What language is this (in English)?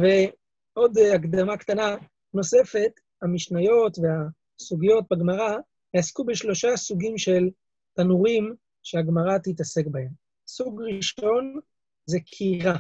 Hebrew